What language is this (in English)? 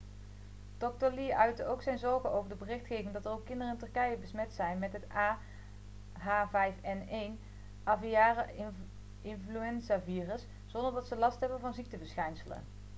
Dutch